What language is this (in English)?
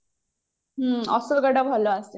Odia